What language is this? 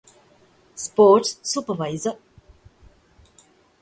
Divehi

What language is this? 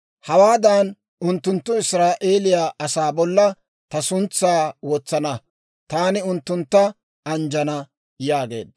Dawro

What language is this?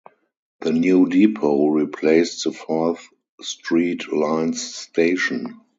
English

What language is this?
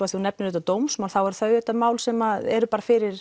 Icelandic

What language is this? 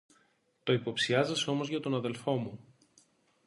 Greek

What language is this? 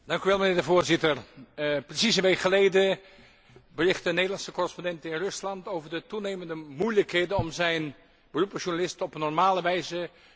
Dutch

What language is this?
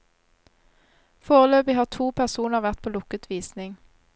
Norwegian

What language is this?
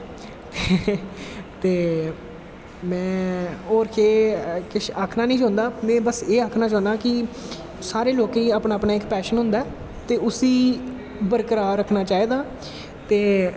Dogri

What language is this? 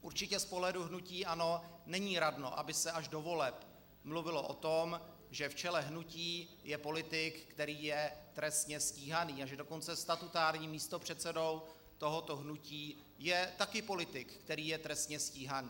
Czech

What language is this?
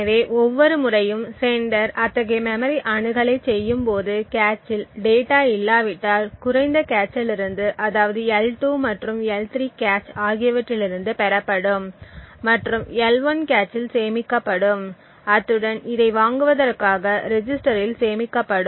Tamil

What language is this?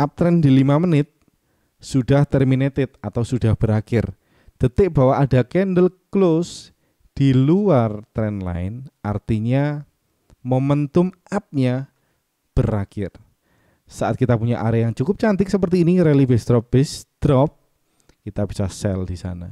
Indonesian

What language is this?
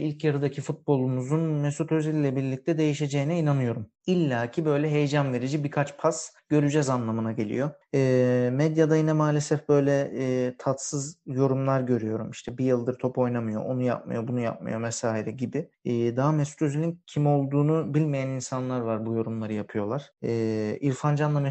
Turkish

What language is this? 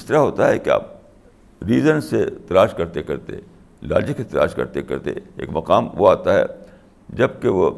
Urdu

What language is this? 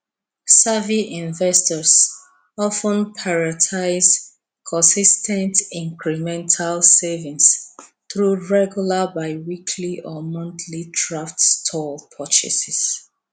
Nigerian Pidgin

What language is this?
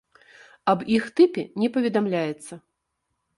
Belarusian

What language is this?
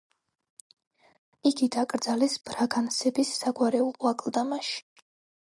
Georgian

